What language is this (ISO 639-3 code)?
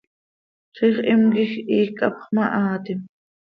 sei